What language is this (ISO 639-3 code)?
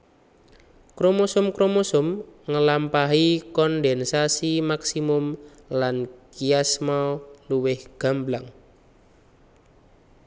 jav